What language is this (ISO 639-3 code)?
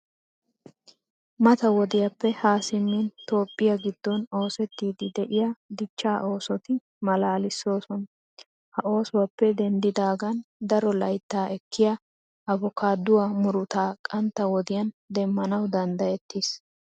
wal